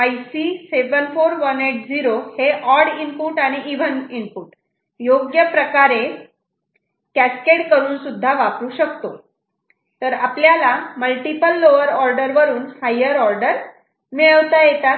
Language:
Marathi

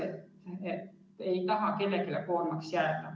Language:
Estonian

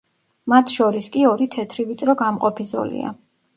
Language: Georgian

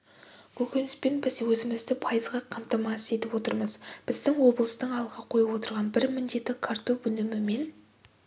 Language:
Kazakh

